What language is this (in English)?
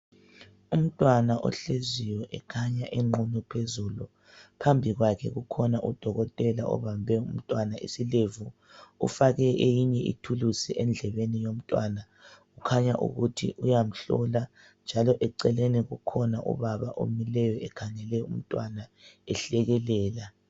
North Ndebele